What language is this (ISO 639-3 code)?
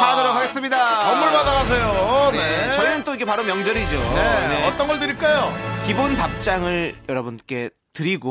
kor